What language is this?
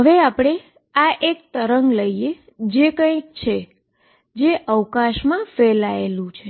Gujarati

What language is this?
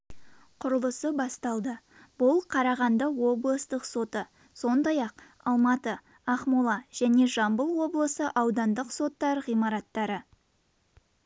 Kazakh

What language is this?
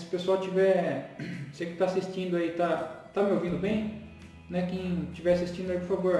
Portuguese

